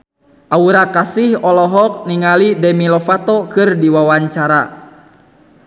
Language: Sundanese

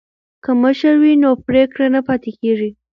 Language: Pashto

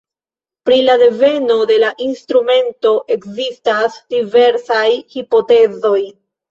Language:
Esperanto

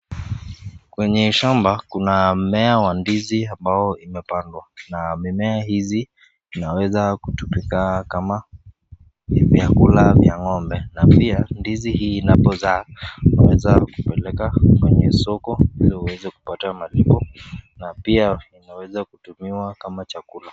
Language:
Swahili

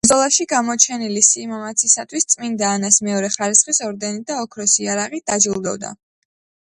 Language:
Georgian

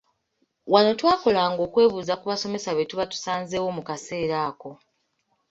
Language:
Ganda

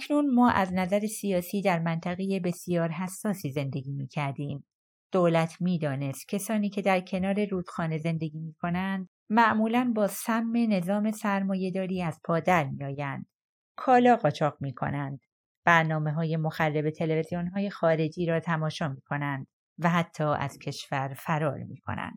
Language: Persian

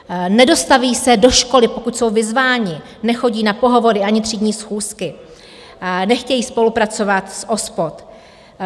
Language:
Czech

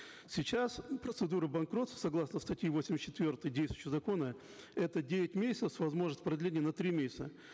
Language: Kazakh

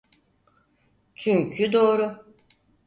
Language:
Turkish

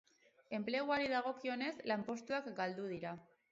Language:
Basque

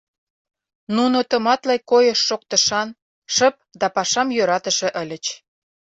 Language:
Mari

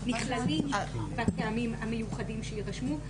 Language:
Hebrew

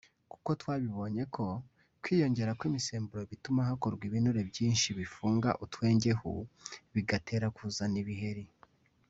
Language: Kinyarwanda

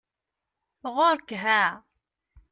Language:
Kabyle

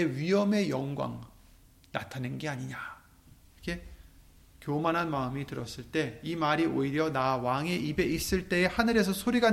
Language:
Korean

